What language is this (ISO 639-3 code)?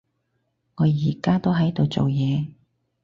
yue